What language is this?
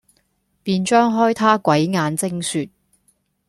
Cantonese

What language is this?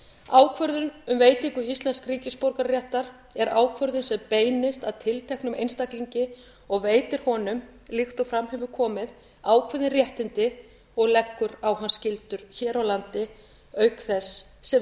Icelandic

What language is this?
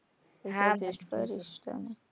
Gujarati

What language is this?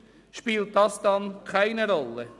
Swiss German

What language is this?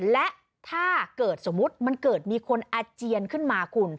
Thai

